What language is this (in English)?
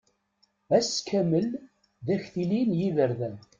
Kabyle